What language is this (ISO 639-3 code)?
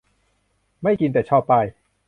tha